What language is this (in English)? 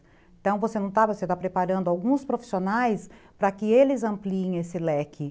Portuguese